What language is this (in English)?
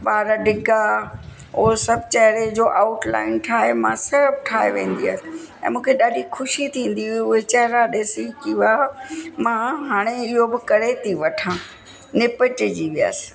Sindhi